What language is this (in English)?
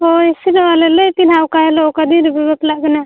Santali